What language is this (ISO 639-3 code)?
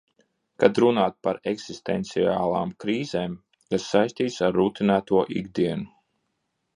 lav